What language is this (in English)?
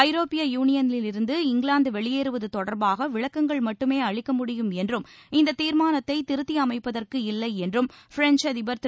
Tamil